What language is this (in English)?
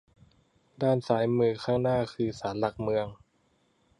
Thai